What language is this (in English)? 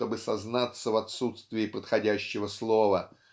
Russian